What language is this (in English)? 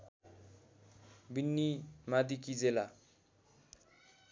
Nepali